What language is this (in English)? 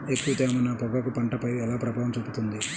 Telugu